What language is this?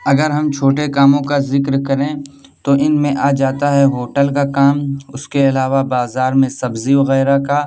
Urdu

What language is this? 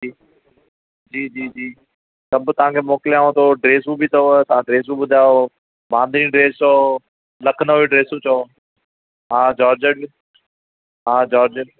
Sindhi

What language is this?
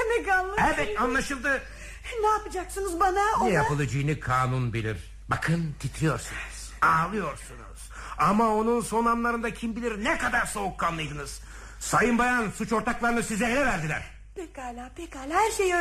Turkish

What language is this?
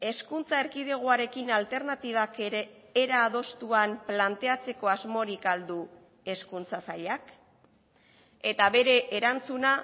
Basque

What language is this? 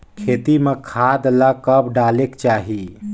Chhattisgarhi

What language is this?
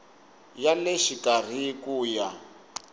Tsonga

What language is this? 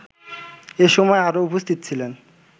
Bangla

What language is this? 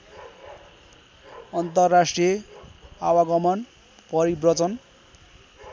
Nepali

